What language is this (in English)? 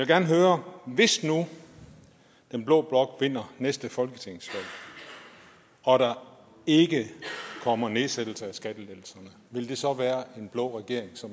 Danish